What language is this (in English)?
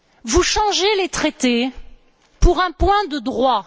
French